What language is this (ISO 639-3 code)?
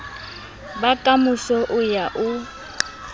sot